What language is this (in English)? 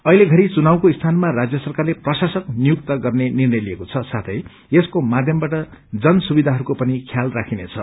Nepali